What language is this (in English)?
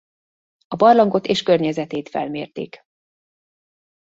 Hungarian